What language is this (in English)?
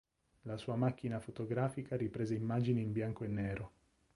Italian